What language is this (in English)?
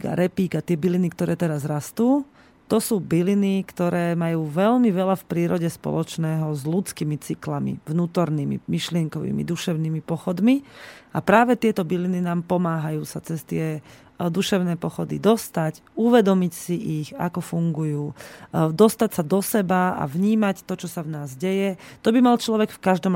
Slovak